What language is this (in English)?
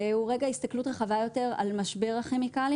Hebrew